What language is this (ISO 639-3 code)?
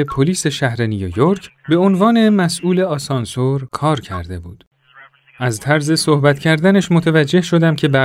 fas